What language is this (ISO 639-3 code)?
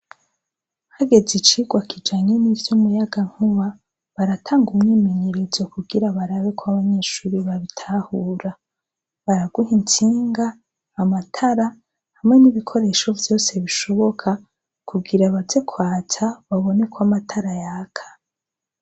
run